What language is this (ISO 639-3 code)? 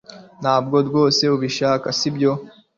kin